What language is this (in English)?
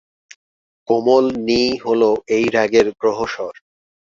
Bangla